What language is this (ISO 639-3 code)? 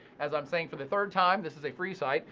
eng